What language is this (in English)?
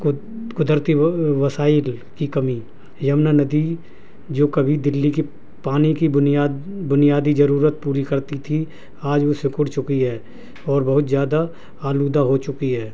Urdu